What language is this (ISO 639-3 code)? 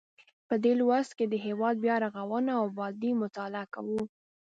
pus